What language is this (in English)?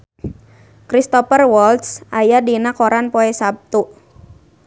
Sundanese